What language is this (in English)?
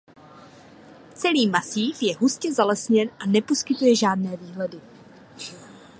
Czech